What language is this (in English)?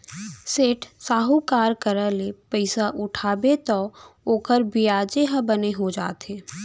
Chhattisgarhi